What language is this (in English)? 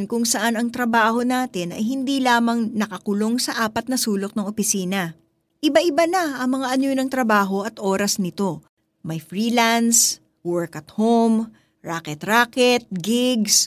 Filipino